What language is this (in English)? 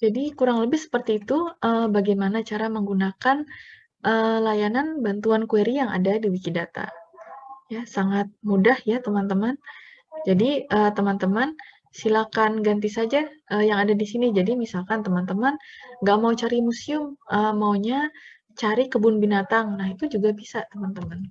Indonesian